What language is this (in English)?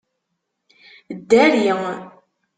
Kabyle